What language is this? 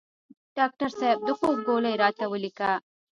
Pashto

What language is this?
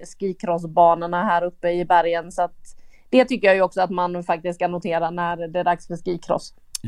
Swedish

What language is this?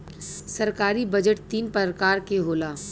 Bhojpuri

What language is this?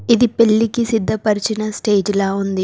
Telugu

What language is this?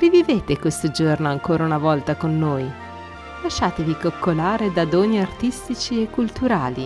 Italian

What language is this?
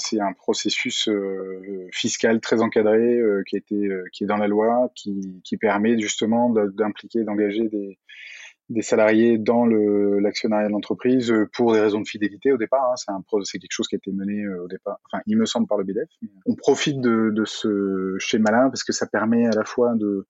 French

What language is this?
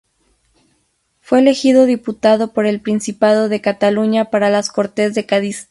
Spanish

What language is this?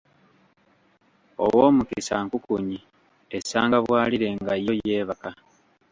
Ganda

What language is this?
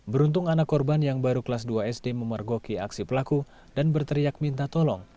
Indonesian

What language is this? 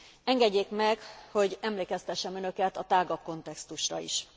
Hungarian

